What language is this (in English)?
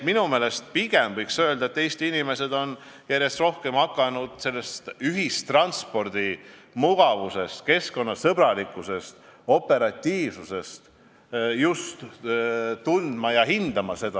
Estonian